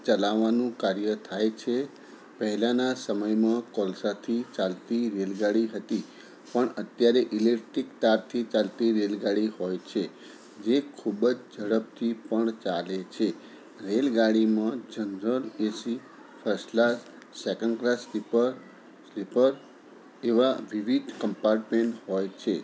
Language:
Gujarati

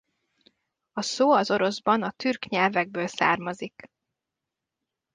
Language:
Hungarian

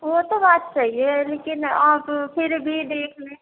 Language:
Urdu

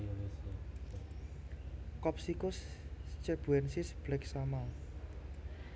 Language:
Javanese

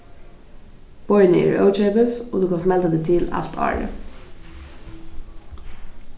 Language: Faroese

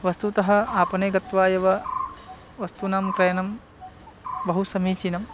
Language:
Sanskrit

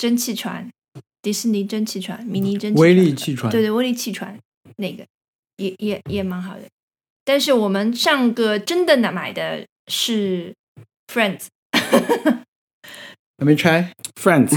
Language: Chinese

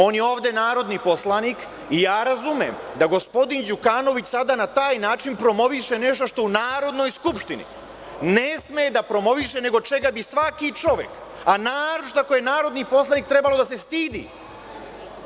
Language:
Serbian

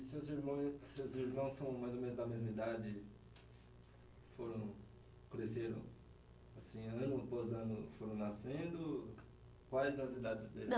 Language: Portuguese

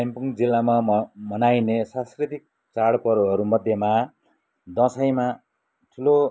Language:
Nepali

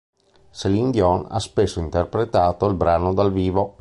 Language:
Italian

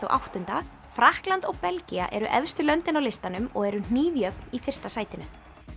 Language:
Icelandic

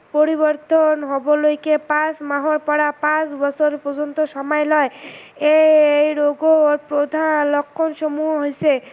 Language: Assamese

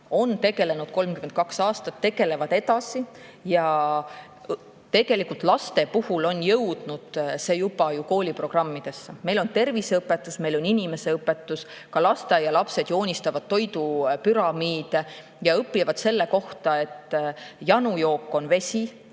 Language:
Estonian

